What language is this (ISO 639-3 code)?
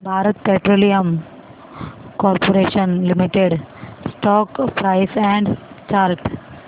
mar